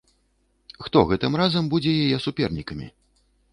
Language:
Belarusian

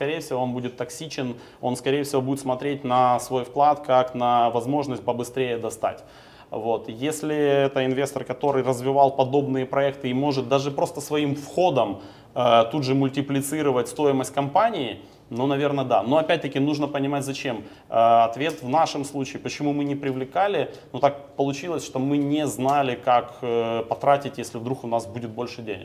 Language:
Russian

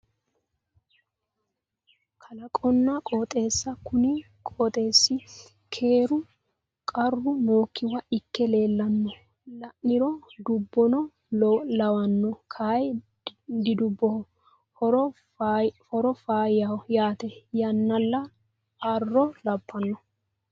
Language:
Sidamo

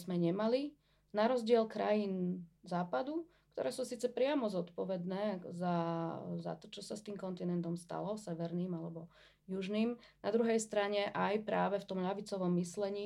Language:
Slovak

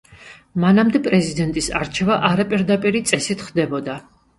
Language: Georgian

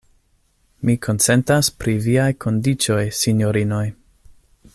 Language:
Esperanto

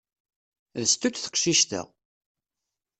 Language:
Kabyle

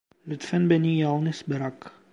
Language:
Turkish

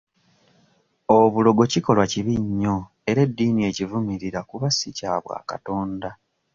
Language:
Ganda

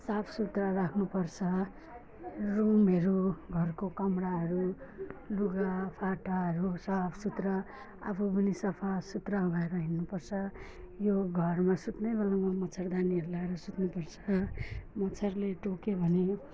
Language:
Nepali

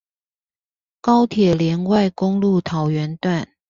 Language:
Chinese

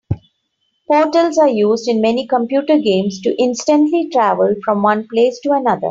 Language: English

